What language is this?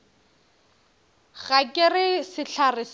Northern Sotho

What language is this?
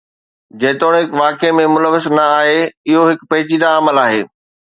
Sindhi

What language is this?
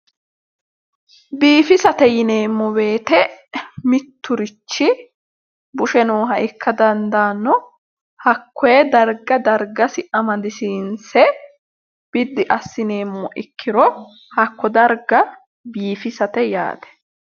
Sidamo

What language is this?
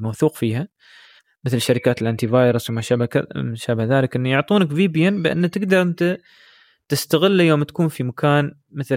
Arabic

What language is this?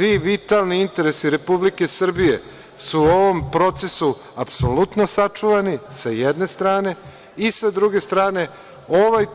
Serbian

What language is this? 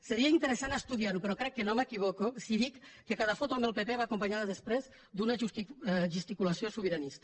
Catalan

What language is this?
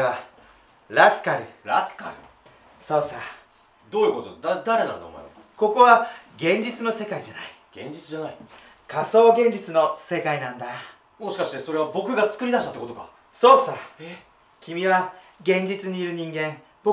Japanese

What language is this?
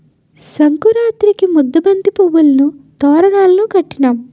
Telugu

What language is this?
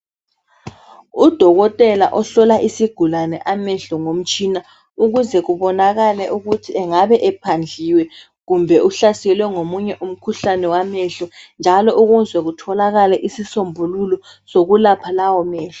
North Ndebele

